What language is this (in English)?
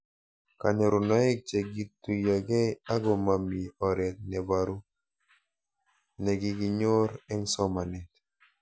Kalenjin